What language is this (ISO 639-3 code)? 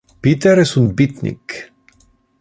ina